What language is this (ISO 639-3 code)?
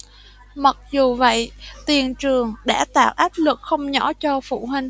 vie